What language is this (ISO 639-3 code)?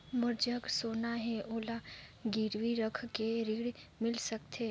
hne